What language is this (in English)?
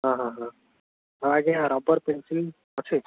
Odia